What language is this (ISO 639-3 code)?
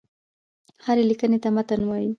pus